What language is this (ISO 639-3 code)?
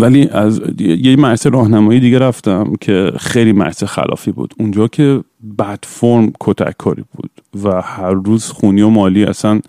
fas